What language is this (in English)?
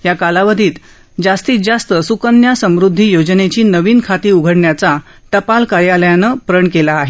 Marathi